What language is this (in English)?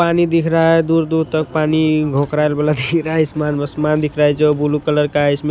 Hindi